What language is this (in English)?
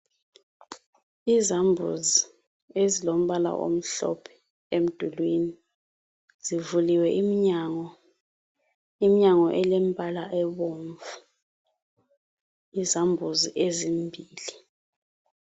North Ndebele